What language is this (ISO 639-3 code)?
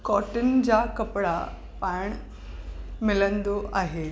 snd